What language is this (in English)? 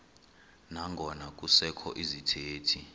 Xhosa